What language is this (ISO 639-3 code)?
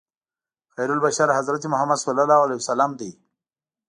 pus